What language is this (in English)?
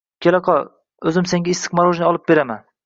Uzbek